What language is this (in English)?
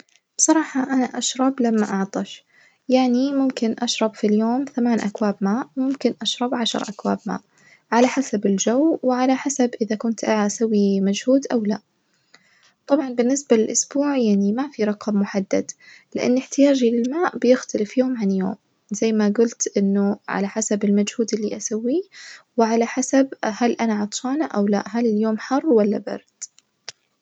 Najdi Arabic